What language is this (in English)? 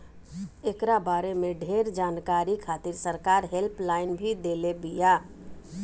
Bhojpuri